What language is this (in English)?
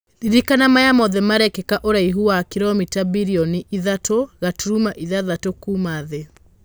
Kikuyu